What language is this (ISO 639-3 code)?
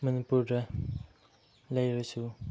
mni